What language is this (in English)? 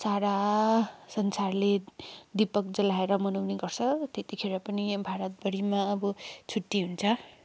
Nepali